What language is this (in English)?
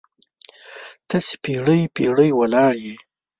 Pashto